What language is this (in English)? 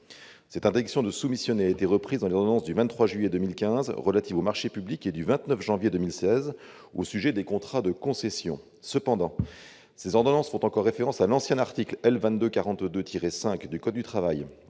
French